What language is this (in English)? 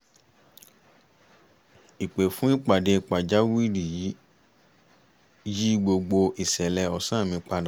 Yoruba